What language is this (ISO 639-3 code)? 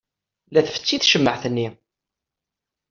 kab